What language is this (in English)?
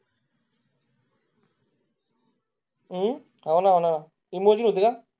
Marathi